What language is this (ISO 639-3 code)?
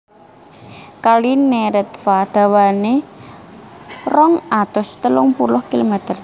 jav